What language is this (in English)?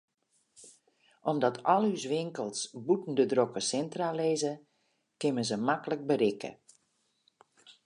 Western Frisian